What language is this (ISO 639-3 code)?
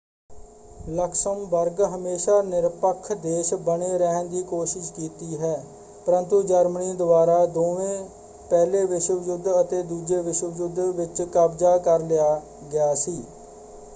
pan